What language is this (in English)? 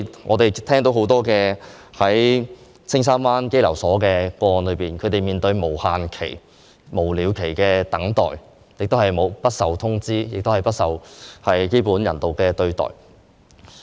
Cantonese